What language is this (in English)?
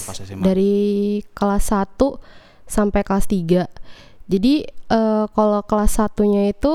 Indonesian